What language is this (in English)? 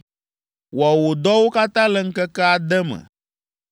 Ewe